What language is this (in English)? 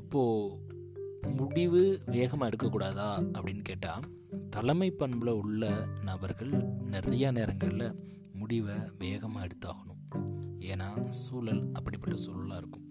Tamil